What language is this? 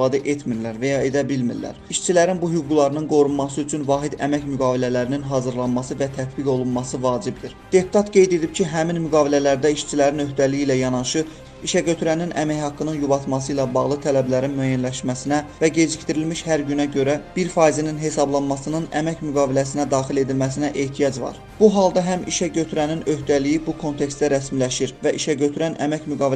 Turkish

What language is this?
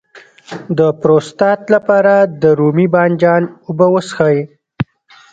Pashto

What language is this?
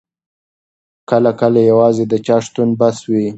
Pashto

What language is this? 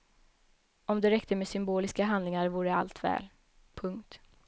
Swedish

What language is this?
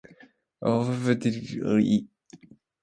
Japanese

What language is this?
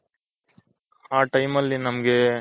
Kannada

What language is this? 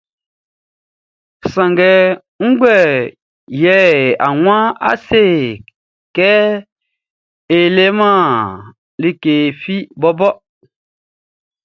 Baoulé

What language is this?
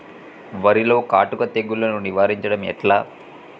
Telugu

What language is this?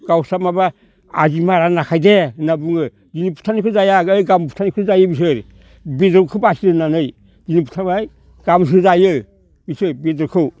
Bodo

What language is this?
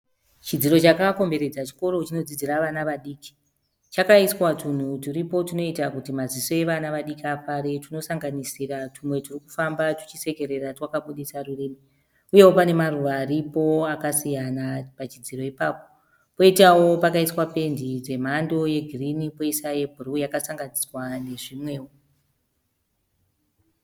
Shona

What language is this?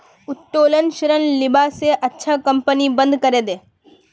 Magahi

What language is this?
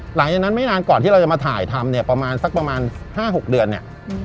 Thai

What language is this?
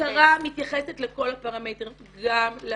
Hebrew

